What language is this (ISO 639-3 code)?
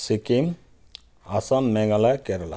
nep